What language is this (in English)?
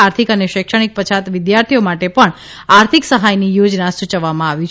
Gujarati